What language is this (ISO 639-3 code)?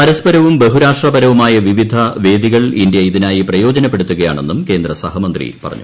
mal